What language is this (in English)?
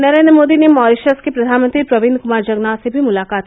Hindi